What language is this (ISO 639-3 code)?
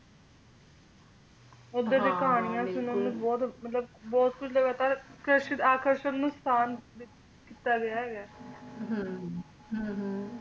pan